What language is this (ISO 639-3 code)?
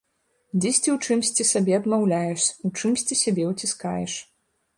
bel